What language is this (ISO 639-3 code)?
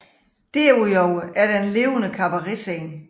dan